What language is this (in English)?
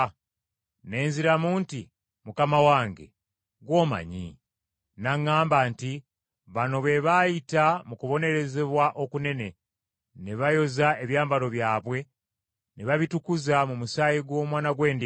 Ganda